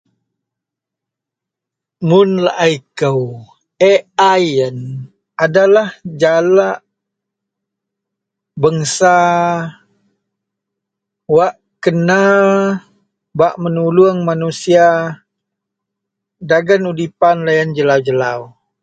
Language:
Central Melanau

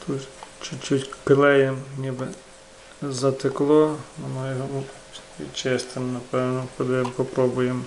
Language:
Ukrainian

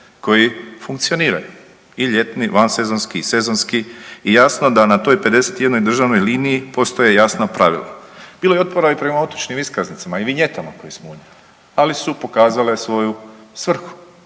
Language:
Croatian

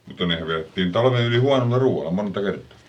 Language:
Finnish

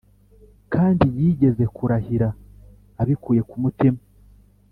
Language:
Kinyarwanda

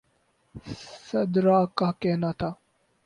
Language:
Urdu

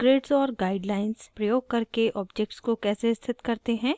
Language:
Hindi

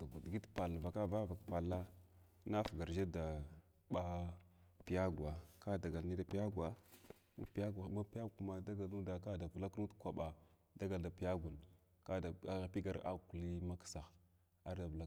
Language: Glavda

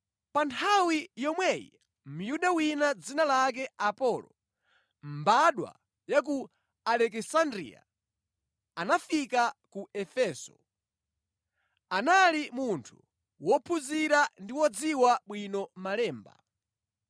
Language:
Nyanja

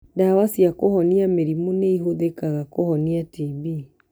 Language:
Kikuyu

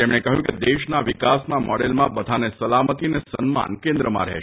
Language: Gujarati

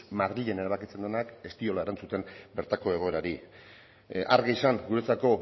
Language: Basque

